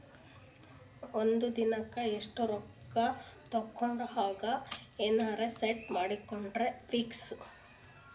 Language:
Kannada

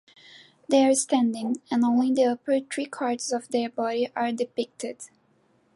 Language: English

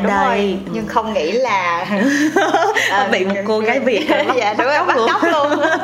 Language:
Vietnamese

